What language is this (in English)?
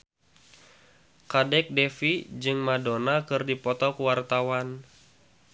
Sundanese